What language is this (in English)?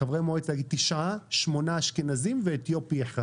Hebrew